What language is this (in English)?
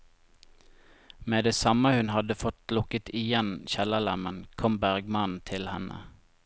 Norwegian